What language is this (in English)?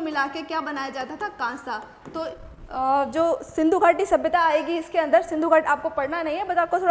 Hindi